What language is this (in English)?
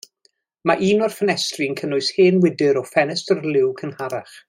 Welsh